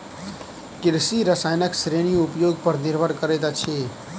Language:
Maithili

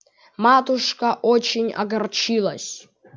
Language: Russian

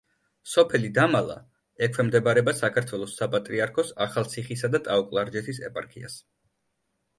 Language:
Georgian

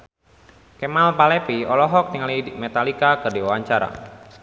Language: Sundanese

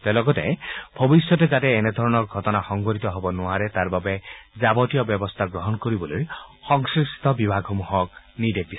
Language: Assamese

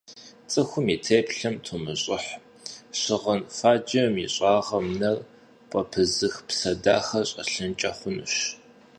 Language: Kabardian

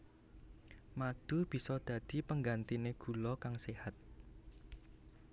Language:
Javanese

